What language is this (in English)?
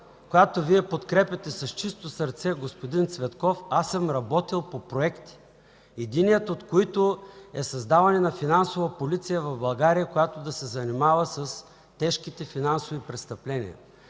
Bulgarian